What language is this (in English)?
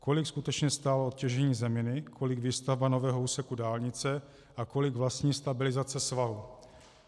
Czech